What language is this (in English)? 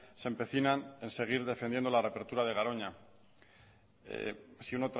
Spanish